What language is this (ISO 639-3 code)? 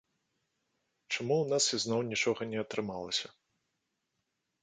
bel